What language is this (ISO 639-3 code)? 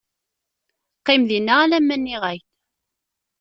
kab